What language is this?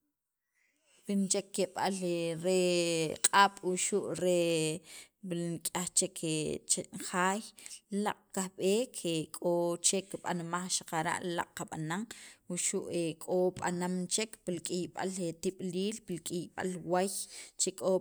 Sacapulteco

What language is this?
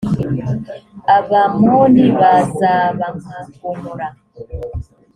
Kinyarwanda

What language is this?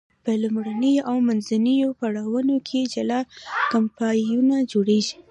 Pashto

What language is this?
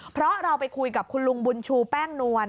Thai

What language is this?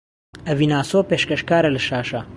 Central Kurdish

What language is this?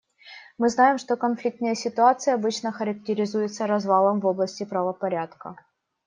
Russian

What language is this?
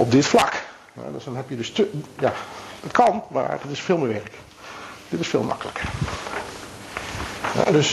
Dutch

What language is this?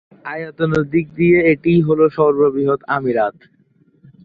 Bangla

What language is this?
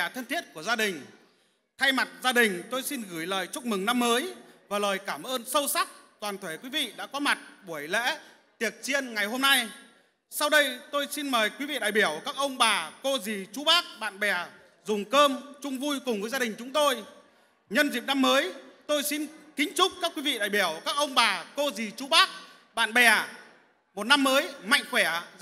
Vietnamese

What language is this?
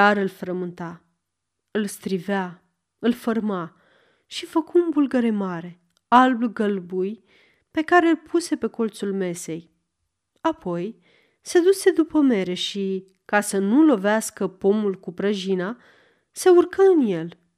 Romanian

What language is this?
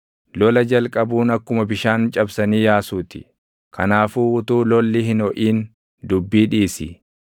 Oromo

